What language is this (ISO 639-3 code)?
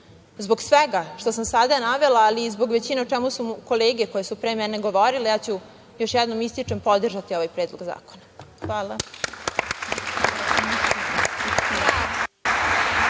srp